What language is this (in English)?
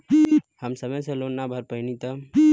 Bhojpuri